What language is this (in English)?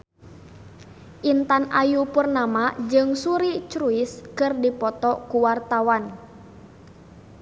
Sundanese